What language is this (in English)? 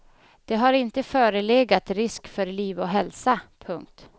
Swedish